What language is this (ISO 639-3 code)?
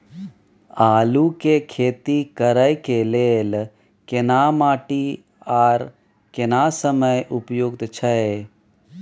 mai